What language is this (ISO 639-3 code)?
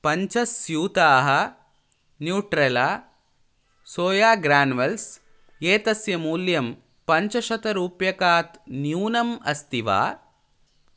san